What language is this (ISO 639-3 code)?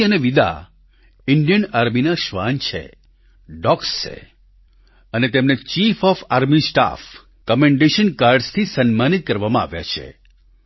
guj